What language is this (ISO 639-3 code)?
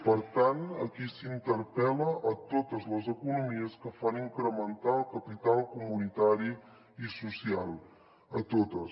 cat